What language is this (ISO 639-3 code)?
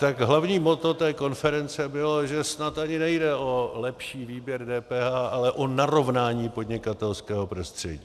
ces